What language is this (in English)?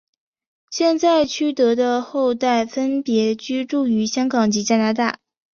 Chinese